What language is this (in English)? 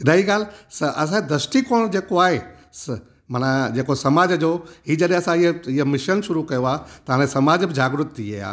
Sindhi